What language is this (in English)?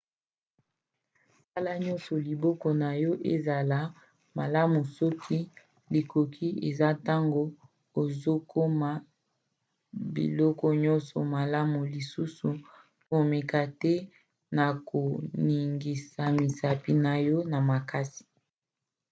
Lingala